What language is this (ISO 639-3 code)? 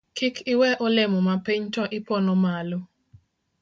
luo